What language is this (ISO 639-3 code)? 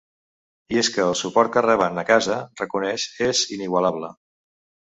cat